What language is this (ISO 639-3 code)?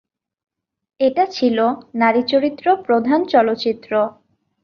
ben